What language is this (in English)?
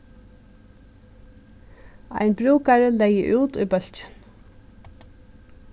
Faroese